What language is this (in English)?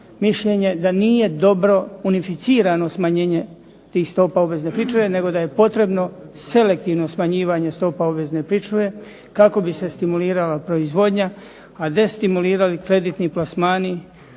Croatian